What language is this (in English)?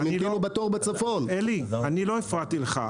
Hebrew